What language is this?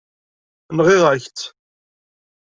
Kabyle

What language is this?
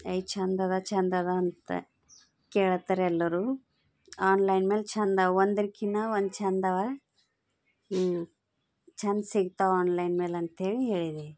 Kannada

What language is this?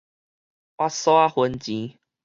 Min Nan Chinese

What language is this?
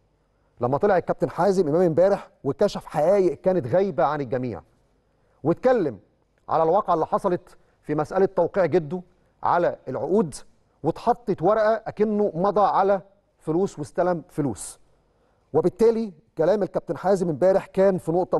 Arabic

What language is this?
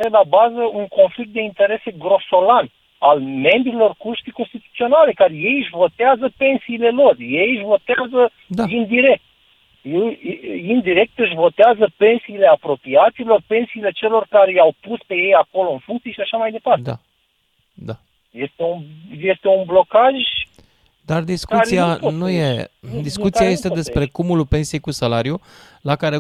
Romanian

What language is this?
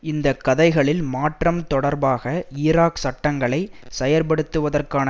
Tamil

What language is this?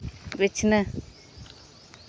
Santali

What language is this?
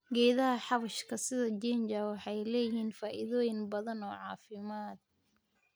Somali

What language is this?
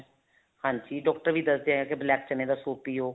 Punjabi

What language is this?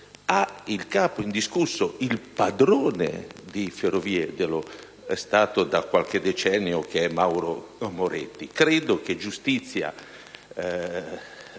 Italian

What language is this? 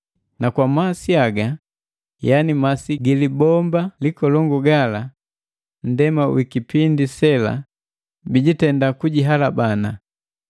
Matengo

